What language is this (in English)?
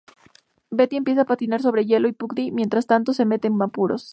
Spanish